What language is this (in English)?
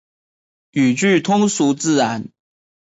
Chinese